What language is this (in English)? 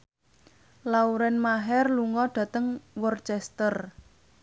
Javanese